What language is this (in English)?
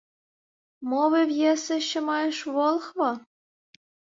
Ukrainian